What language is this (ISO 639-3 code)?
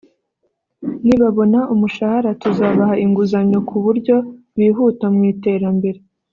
kin